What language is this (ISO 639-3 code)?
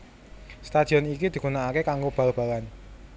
jav